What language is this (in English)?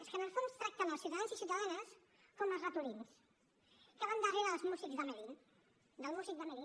Catalan